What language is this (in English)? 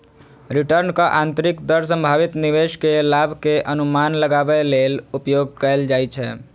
Maithili